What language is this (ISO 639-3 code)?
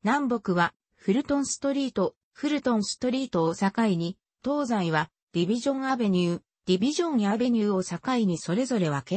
jpn